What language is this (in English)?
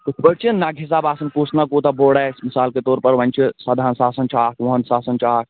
Kashmiri